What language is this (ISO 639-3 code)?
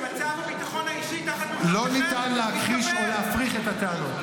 heb